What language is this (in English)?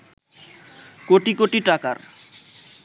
Bangla